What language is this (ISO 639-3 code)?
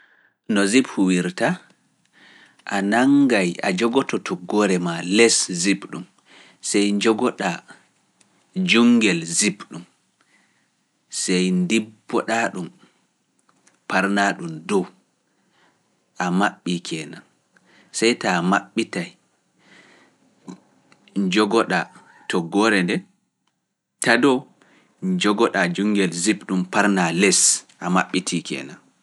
ful